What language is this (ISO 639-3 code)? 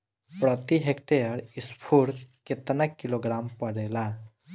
bho